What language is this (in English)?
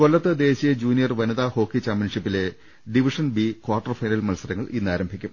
Malayalam